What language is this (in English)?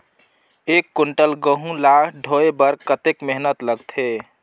Chhattisgarhi